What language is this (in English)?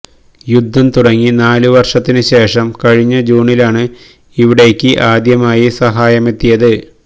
Malayalam